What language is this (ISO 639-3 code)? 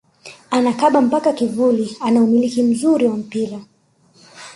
swa